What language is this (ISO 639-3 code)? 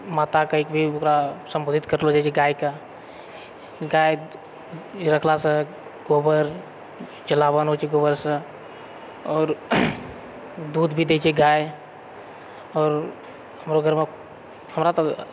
mai